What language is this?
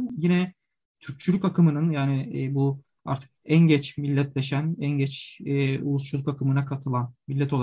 Turkish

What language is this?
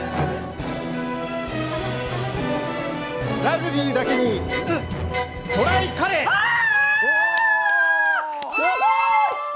Japanese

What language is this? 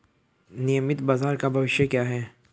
Hindi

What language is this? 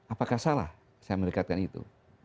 Indonesian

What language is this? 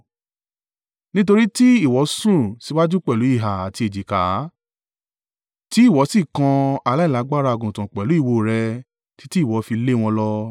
Yoruba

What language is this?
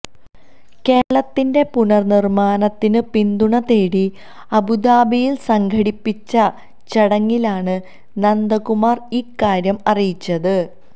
Malayalam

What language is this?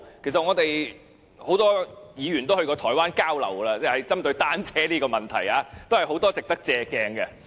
Cantonese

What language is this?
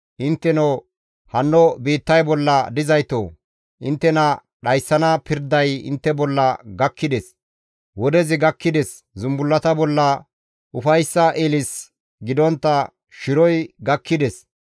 Gamo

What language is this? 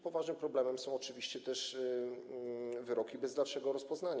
Polish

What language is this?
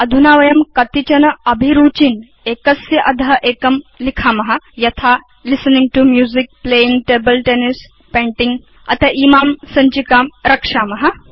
Sanskrit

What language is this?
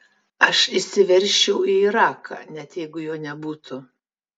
Lithuanian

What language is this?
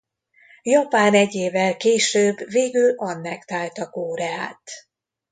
Hungarian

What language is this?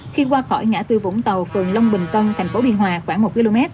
Vietnamese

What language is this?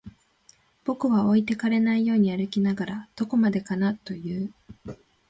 Japanese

